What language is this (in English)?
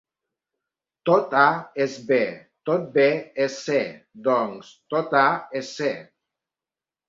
Catalan